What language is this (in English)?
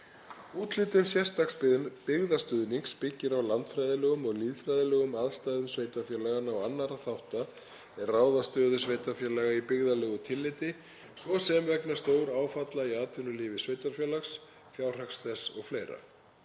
Icelandic